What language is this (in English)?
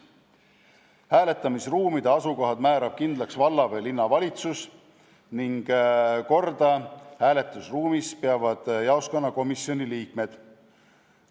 Estonian